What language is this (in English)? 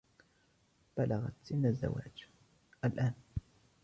Arabic